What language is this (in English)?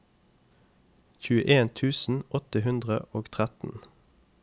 Norwegian